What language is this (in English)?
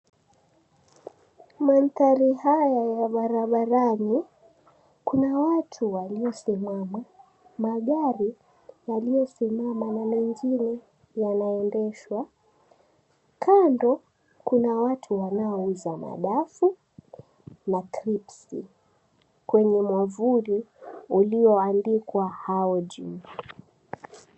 Swahili